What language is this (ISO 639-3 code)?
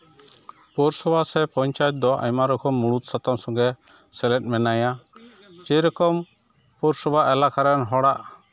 sat